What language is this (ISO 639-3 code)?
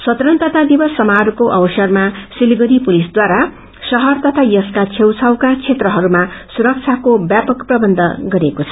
nep